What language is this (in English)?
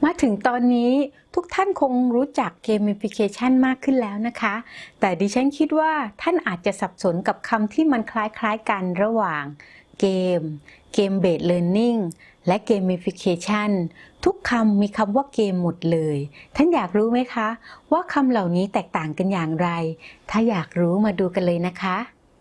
Thai